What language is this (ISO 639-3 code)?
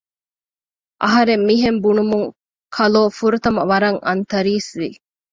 div